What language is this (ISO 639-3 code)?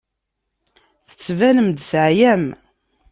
kab